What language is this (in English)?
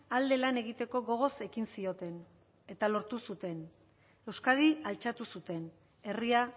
Basque